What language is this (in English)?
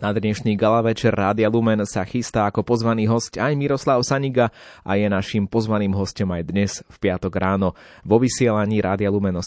Slovak